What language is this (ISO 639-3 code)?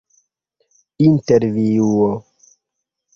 epo